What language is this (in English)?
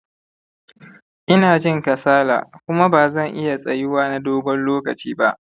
Hausa